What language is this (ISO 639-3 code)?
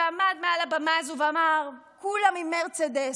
heb